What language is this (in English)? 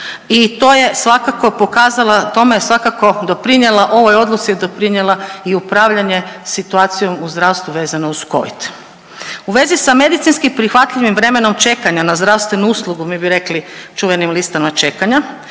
Croatian